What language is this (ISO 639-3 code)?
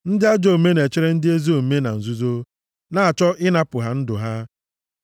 ibo